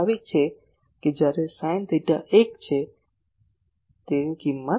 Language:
Gujarati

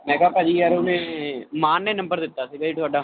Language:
Punjabi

